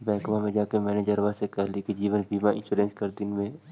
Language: Magahi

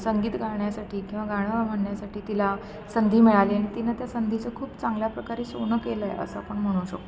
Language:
Marathi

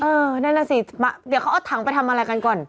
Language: Thai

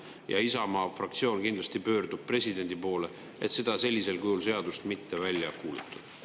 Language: Estonian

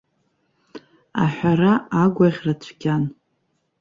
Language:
Abkhazian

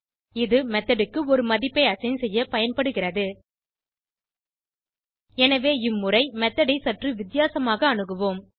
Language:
Tamil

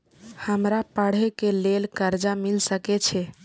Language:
Maithili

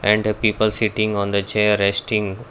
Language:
English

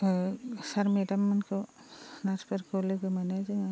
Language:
Bodo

